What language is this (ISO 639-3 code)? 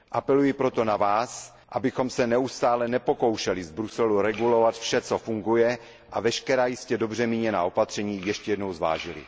ces